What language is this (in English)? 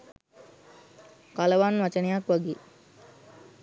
Sinhala